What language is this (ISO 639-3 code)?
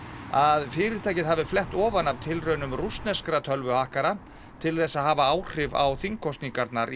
isl